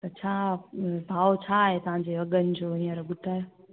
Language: Sindhi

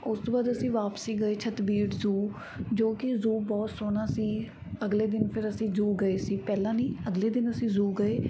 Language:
Punjabi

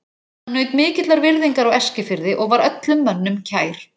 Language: Icelandic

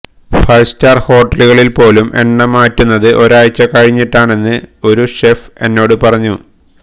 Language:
Malayalam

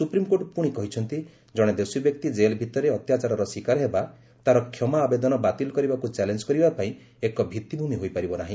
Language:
Odia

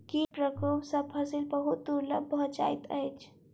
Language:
Maithili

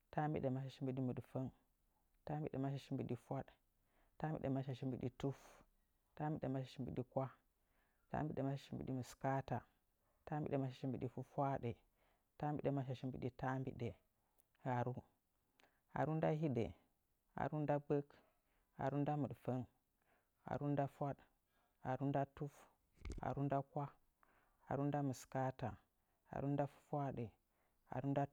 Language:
Nzanyi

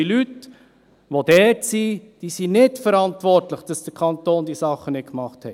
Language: Swiss German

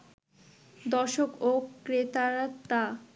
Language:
Bangla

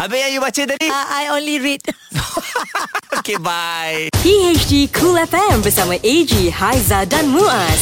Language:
Malay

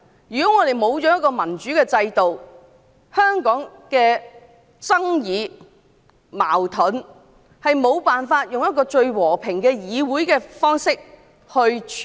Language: Cantonese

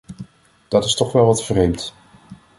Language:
Dutch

